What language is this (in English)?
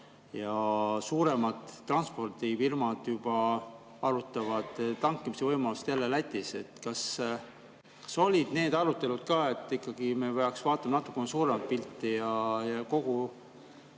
Estonian